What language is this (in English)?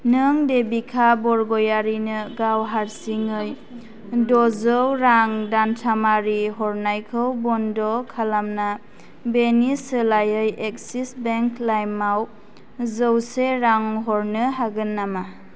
Bodo